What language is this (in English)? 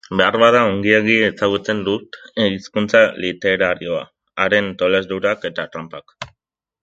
Basque